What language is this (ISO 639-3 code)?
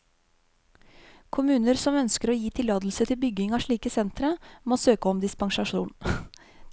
nor